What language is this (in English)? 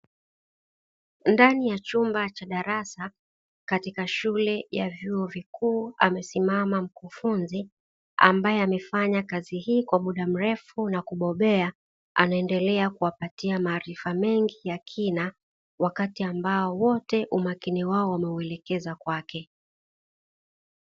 Swahili